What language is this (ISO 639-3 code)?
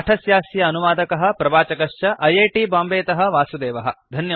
san